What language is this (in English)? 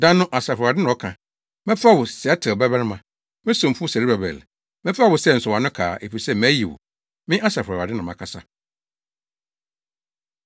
Akan